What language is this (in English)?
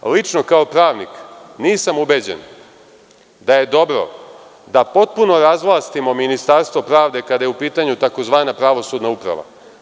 Serbian